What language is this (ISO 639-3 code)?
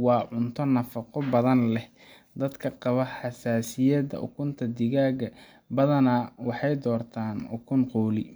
som